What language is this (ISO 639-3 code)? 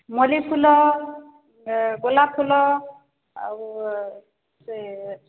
ori